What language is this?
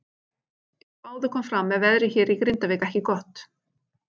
Icelandic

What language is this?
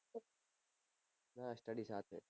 Gujarati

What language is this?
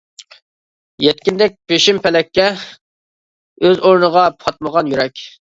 Uyghur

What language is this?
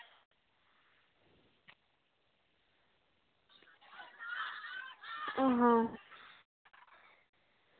Santali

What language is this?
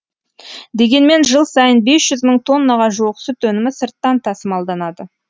Kazakh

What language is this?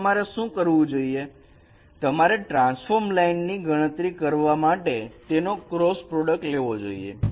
Gujarati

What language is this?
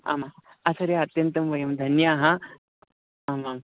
Sanskrit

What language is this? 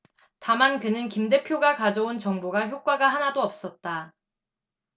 Korean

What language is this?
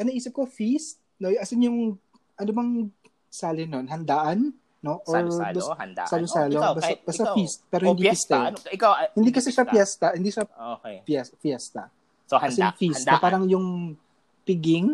Filipino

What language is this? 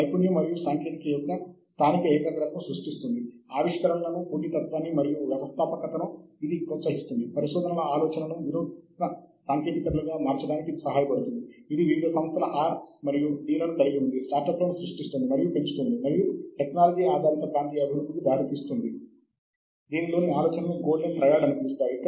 Telugu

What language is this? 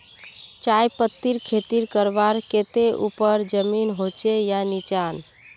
Magahi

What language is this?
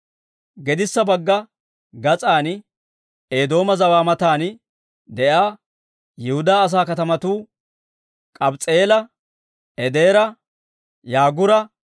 Dawro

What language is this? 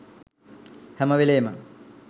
Sinhala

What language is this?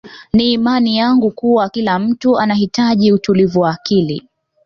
Swahili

